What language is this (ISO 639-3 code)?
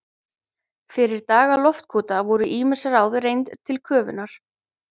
isl